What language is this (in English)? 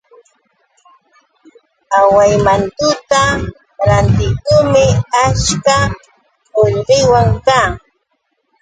Yauyos Quechua